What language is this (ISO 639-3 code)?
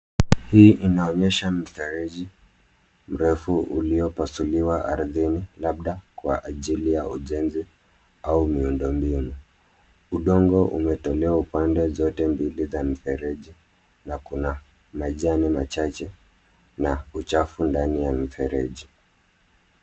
swa